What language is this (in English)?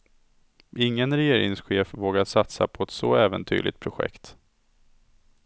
Swedish